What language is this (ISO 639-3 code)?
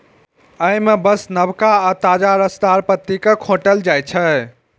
mai